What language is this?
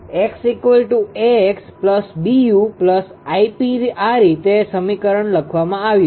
Gujarati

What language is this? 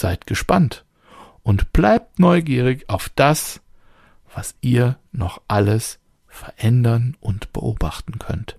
German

